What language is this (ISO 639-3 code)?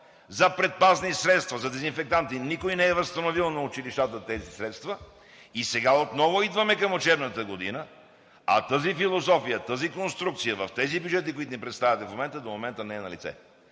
bul